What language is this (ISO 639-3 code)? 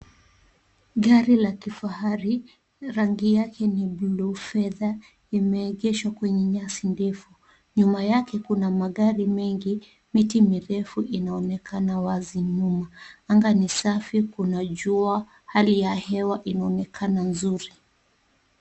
swa